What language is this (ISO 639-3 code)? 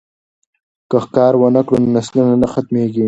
pus